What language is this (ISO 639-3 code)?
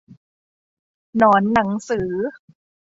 tha